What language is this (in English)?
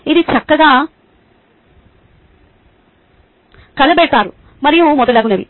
Telugu